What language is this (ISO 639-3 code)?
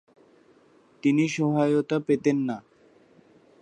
ben